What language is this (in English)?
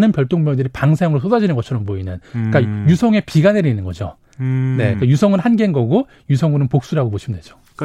Korean